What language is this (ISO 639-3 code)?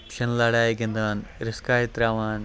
kas